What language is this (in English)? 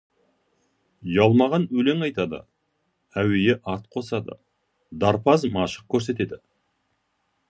Kazakh